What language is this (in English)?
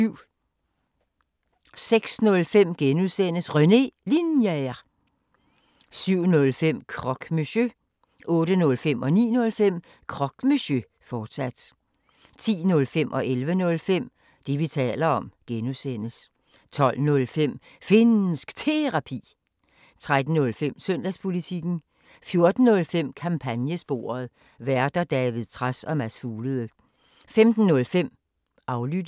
Danish